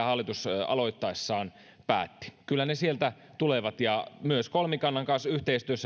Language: Finnish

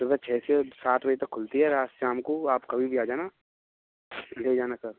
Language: Hindi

